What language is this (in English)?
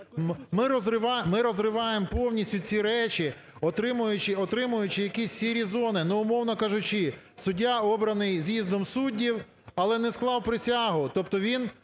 Ukrainian